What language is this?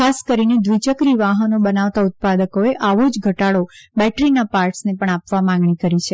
Gujarati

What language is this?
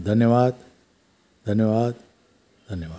Sindhi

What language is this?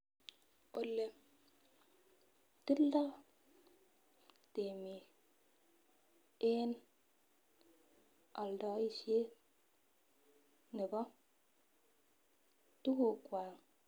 Kalenjin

